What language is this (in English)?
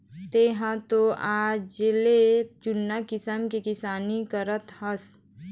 Chhattisgarhi